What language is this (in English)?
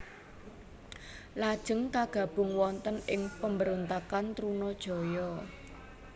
Javanese